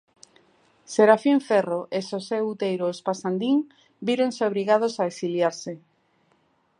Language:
Galician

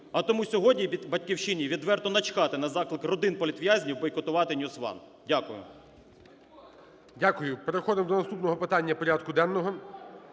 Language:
Ukrainian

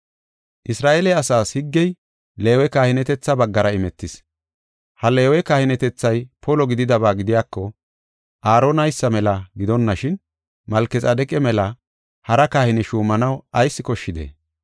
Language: Gofa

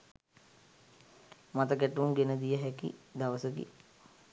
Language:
Sinhala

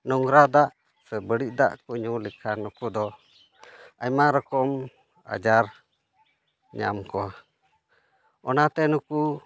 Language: Santali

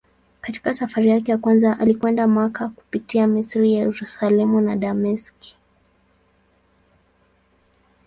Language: Swahili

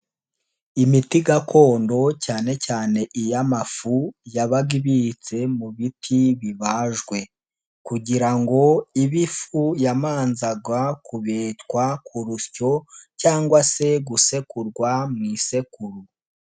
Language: Kinyarwanda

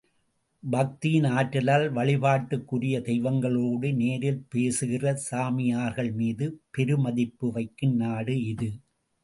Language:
Tamil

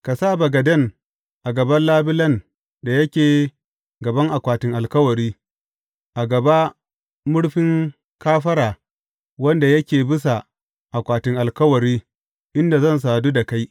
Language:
Hausa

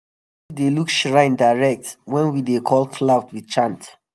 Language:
Nigerian Pidgin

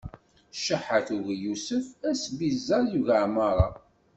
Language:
Kabyle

